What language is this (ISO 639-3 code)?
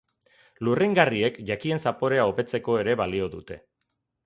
eus